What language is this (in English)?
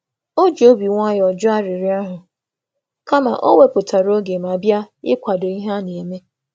Igbo